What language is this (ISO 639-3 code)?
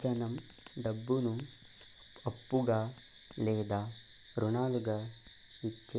tel